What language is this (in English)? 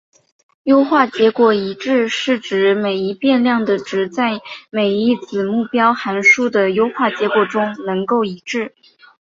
Chinese